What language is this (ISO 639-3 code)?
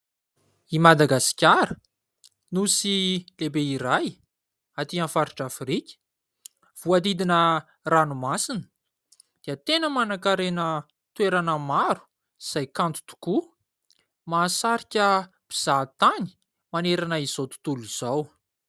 mlg